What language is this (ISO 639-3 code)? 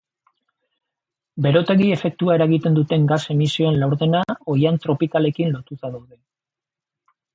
eus